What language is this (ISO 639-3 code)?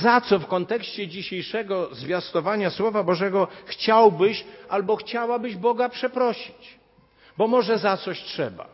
pol